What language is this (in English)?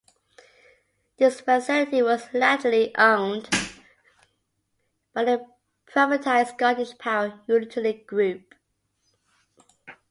English